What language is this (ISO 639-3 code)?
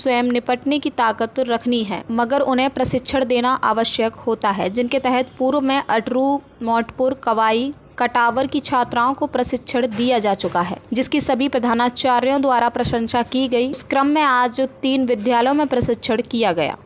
hin